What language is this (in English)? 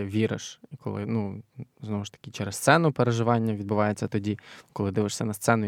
Ukrainian